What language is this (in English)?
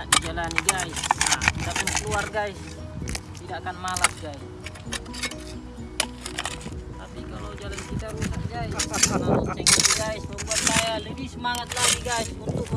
Indonesian